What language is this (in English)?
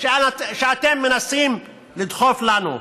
Hebrew